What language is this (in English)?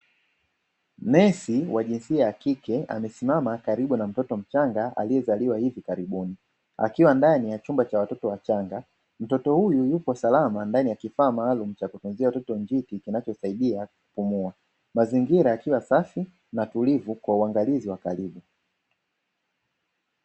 Swahili